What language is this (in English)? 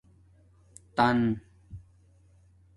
Domaaki